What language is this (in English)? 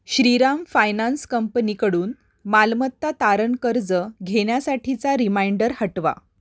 Marathi